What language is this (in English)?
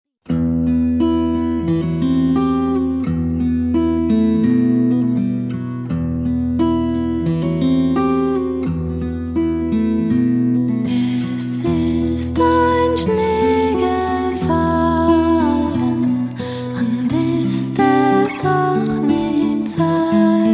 Chinese